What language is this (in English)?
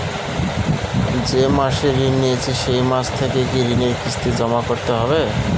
Bangla